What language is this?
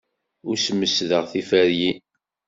Kabyle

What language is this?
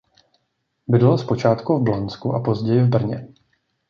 Czech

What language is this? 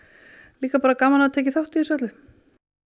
Icelandic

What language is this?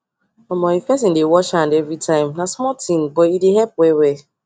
Nigerian Pidgin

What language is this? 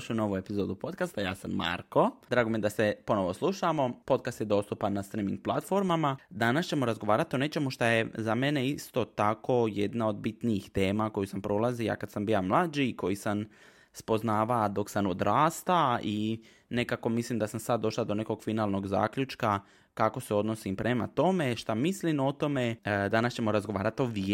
Croatian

